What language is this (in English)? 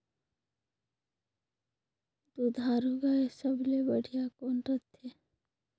Chhattisgarhi